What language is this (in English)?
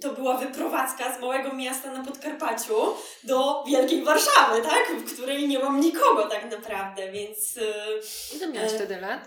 Polish